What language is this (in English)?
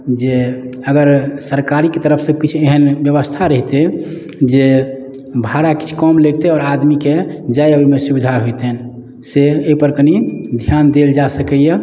Maithili